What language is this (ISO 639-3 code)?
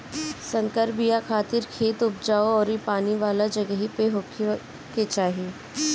bho